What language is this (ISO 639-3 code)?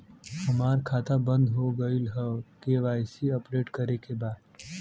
bho